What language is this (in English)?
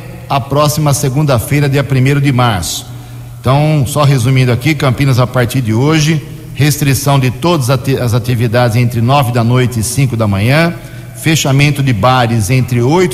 Portuguese